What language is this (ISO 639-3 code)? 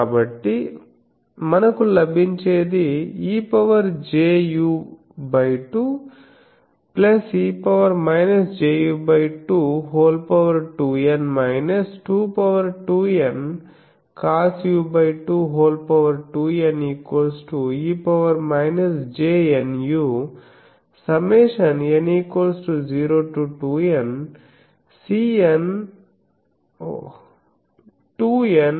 tel